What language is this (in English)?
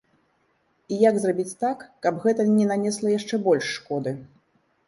Belarusian